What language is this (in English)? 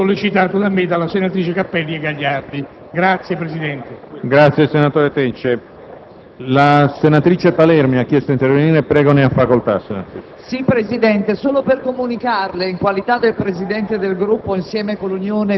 Italian